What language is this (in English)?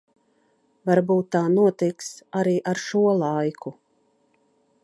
Latvian